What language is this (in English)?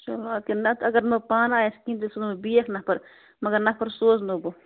Kashmiri